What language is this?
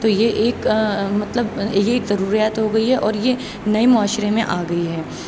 Urdu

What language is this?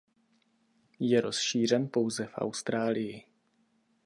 Czech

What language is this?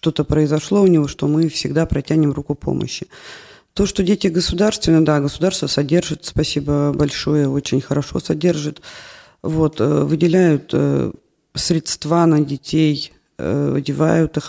Russian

